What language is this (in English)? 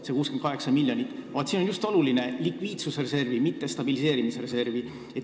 Estonian